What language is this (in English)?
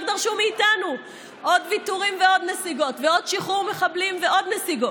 Hebrew